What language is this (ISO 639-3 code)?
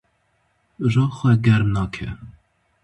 kur